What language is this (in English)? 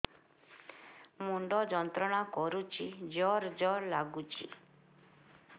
Odia